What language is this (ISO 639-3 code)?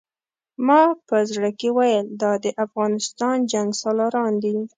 pus